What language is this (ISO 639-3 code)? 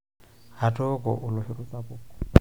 mas